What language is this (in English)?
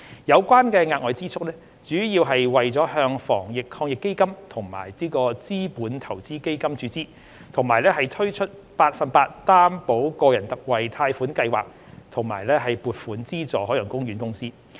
Cantonese